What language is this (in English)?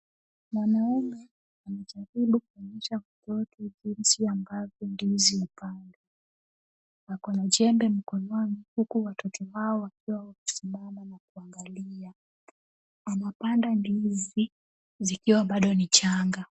Swahili